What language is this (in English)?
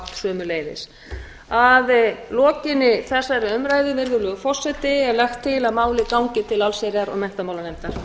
Icelandic